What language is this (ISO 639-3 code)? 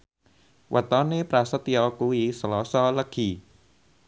jav